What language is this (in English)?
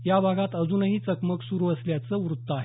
Marathi